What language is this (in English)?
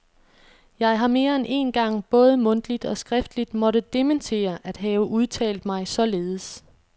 Danish